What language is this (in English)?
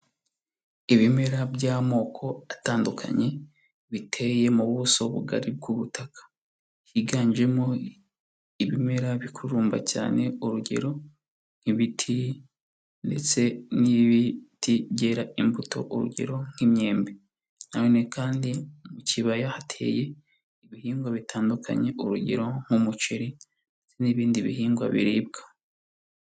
Kinyarwanda